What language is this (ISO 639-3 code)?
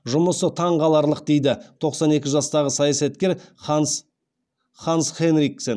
kaz